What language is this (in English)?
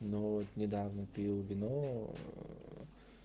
Russian